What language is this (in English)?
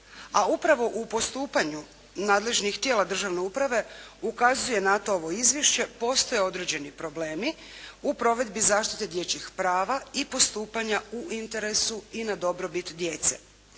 Croatian